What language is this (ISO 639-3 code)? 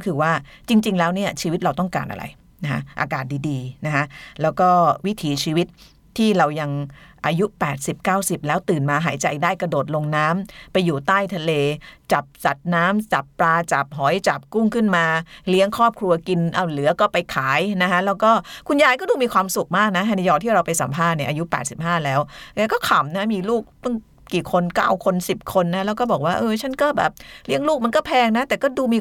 tha